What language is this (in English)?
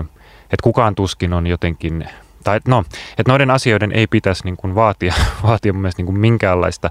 Finnish